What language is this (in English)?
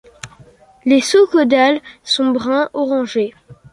French